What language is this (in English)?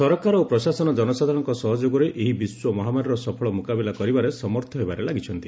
Odia